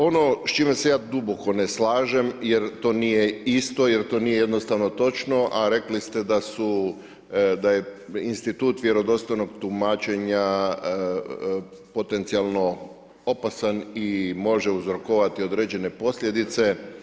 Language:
Croatian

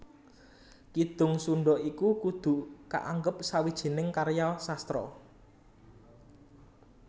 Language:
Javanese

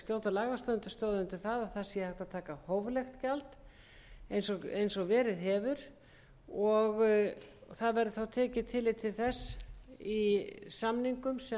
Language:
Icelandic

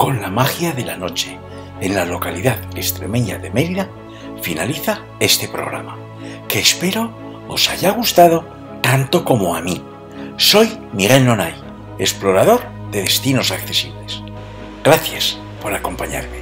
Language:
Spanish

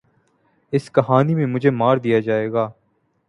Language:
Urdu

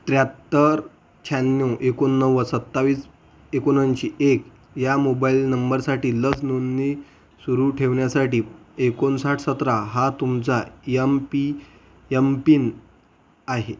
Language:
Marathi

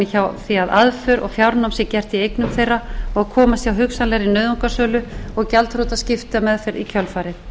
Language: Icelandic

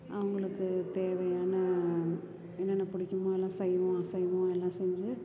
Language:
Tamil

